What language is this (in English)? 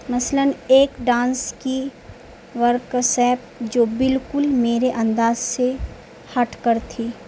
Urdu